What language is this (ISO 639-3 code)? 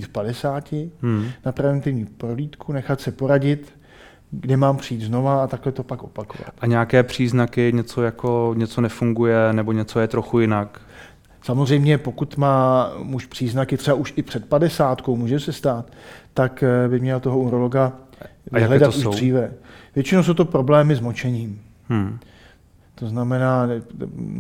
ces